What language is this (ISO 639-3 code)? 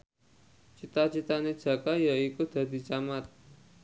jav